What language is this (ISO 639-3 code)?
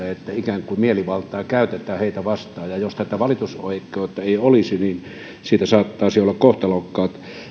fin